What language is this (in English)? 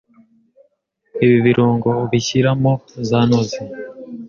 Kinyarwanda